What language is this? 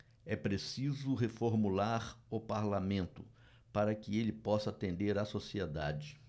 Portuguese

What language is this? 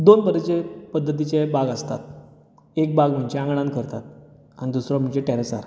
Konkani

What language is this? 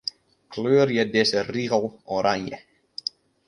Western Frisian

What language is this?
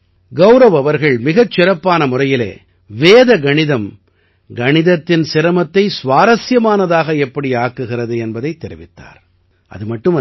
Tamil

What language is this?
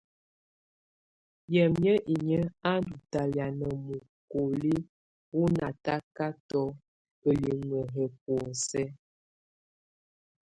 Tunen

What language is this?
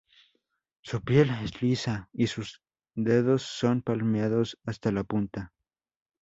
Spanish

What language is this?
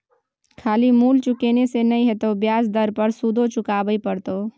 Maithili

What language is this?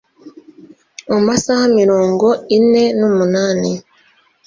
Kinyarwanda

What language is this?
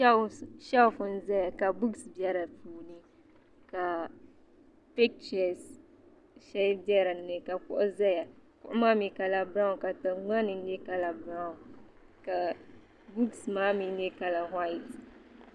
Dagbani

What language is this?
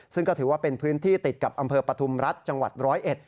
Thai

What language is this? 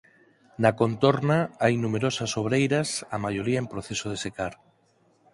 Galician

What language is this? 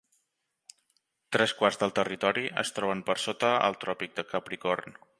Catalan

